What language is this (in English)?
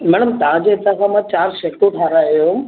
Sindhi